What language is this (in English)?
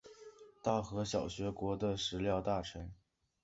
Chinese